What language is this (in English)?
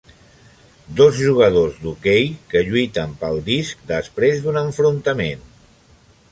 Catalan